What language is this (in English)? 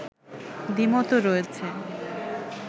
Bangla